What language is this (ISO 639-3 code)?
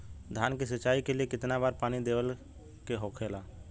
bho